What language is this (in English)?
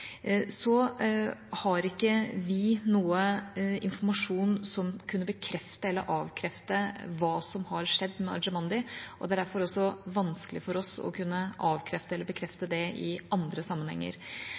Norwegian Bokmål